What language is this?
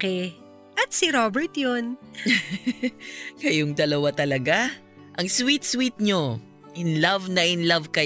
Filipino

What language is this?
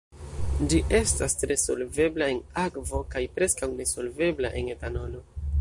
Esperanto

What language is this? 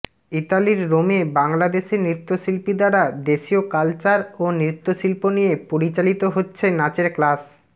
Bangla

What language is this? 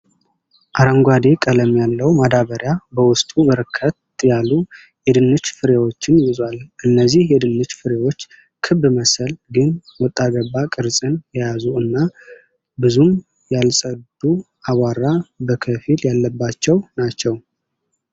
Amharic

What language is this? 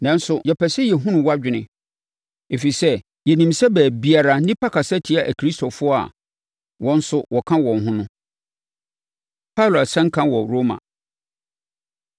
Akan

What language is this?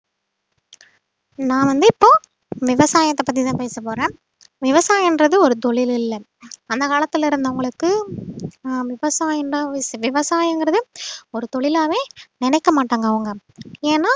Tamil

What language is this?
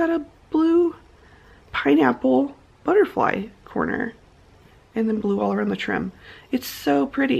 English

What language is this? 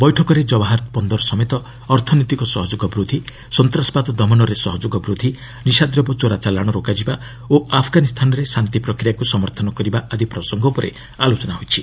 Odia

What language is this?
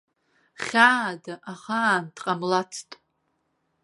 Abkhazian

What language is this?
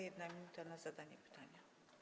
Polish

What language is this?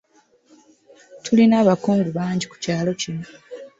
Ganda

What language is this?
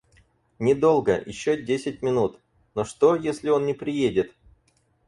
Russian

